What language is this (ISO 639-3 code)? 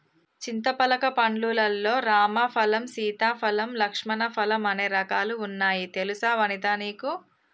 tel